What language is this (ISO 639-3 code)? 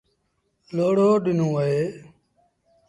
sbn